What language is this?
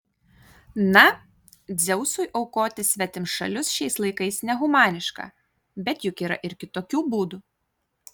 Lithuanian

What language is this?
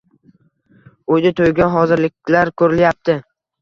Uzbek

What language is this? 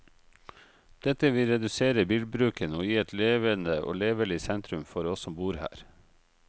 Norwegian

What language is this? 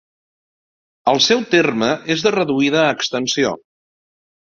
Catalan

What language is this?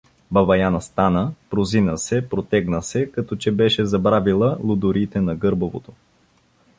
Bulgarian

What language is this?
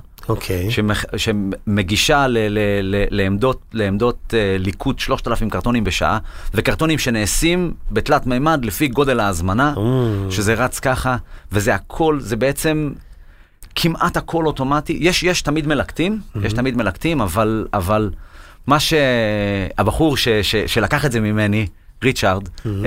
Hebrew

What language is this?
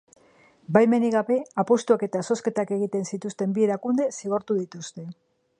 Basque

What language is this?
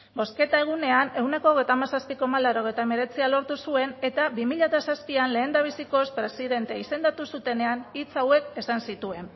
Basque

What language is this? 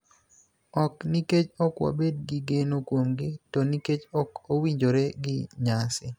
Luo (Kenya and Tanzania)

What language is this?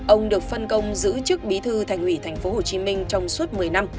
Vietnamese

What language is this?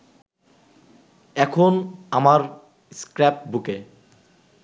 Bangla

